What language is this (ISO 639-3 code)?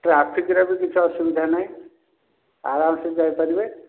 ori